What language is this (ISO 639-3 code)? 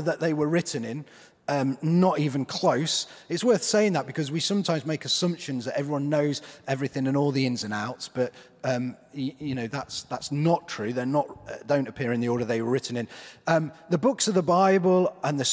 eng